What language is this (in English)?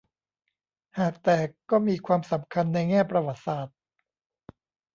Thai